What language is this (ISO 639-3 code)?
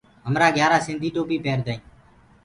ggg